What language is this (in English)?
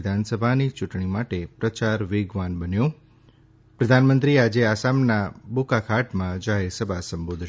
Gujarati